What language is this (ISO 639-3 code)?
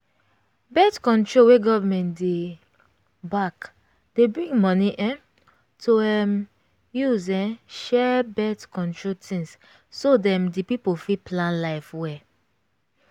pcm